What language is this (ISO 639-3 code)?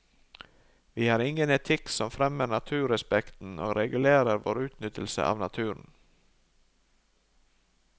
nor